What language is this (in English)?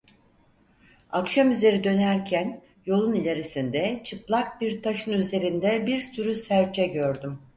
Turkish